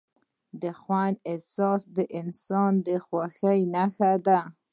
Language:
Pashto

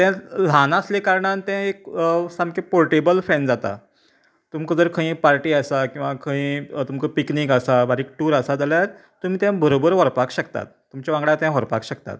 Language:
Konkani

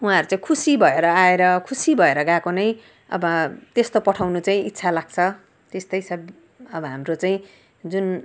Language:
Nepali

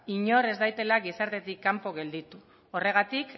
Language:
Basque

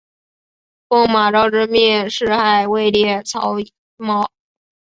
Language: Chinese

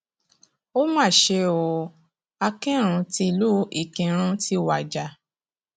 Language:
Yoruba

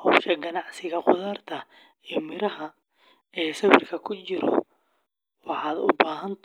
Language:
Somali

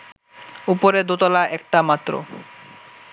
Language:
Bangla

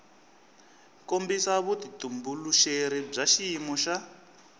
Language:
Tsonga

